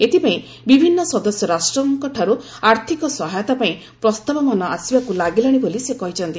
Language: Odia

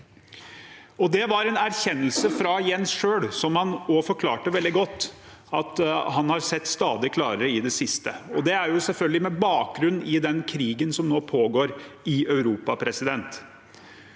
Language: Norwegian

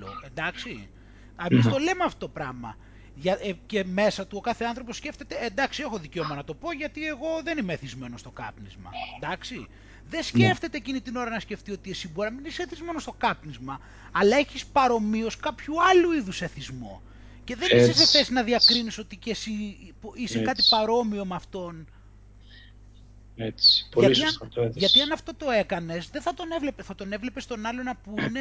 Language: Greek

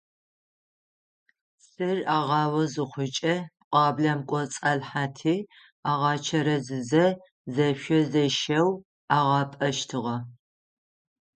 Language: Adyghe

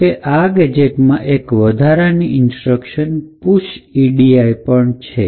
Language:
Gujarati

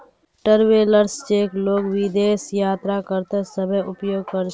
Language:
Magahi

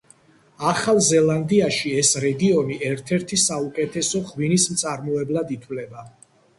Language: Georgian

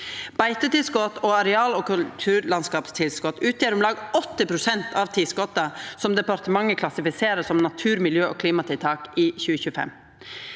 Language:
Norwegian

